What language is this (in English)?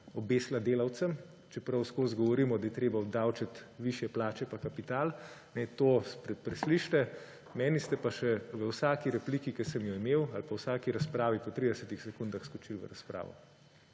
Slovenian